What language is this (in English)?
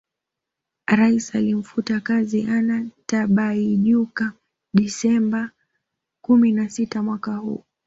Swahili